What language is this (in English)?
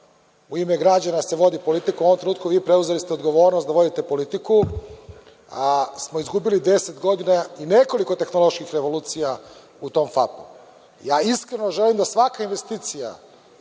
Serbian